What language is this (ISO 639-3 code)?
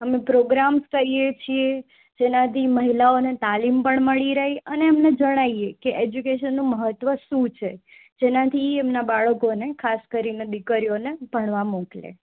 guj